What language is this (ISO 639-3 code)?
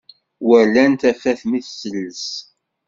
kab